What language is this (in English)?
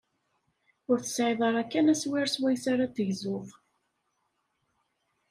Kabyle